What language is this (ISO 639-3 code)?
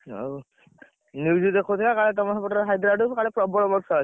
ori